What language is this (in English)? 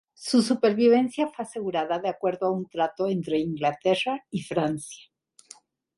Spanish